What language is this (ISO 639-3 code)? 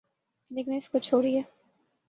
urd